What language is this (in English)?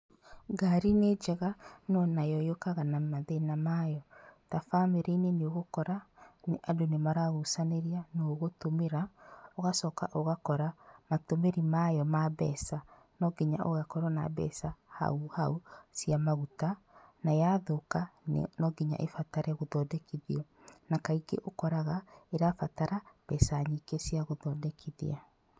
Kikuyu